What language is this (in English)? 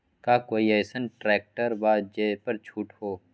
Magahi